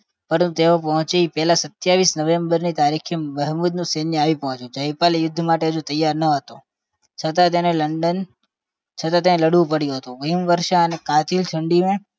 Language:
Gujarati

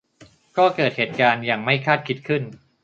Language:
Thai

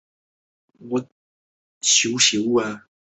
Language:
Chinese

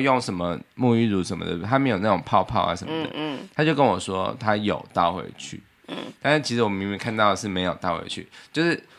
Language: Chinese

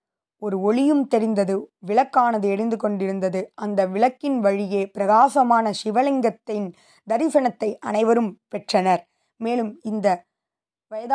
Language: Tamil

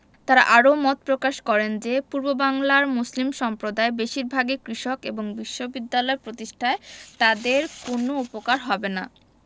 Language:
Bangla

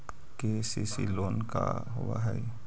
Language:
Magahi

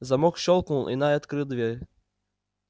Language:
Russian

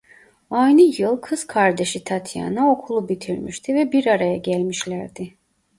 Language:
Turkish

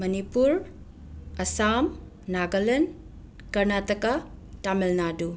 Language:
Manipuri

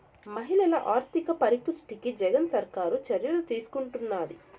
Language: Telugu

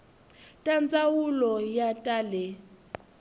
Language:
Tsonga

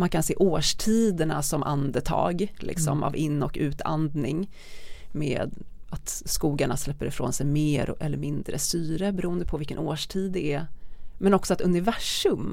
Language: Swedish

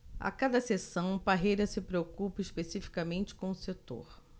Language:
Portuguese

